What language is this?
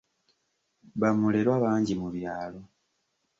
Ganda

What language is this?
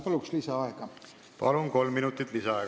Estonian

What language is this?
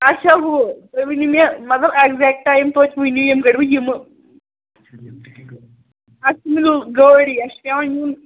Kashmiri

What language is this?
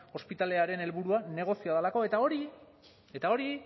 Basque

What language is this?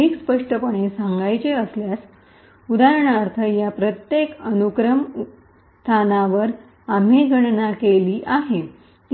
Marathi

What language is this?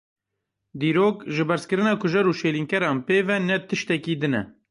Kurdish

